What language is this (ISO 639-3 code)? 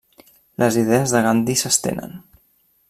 cat